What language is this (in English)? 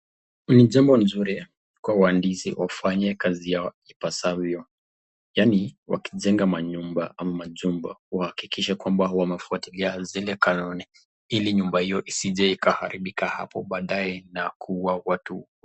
Swahili